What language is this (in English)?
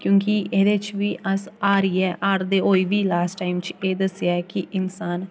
Dogri